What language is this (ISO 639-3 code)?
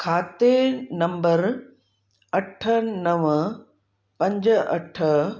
snd